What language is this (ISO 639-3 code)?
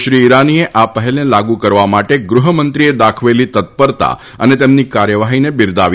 guj